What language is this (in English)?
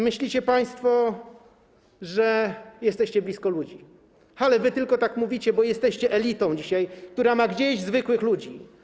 Polish